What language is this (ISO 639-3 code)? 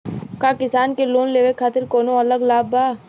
bho